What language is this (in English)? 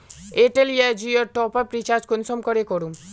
Magahi